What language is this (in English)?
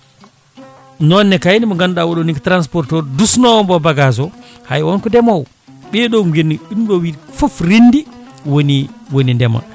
Fula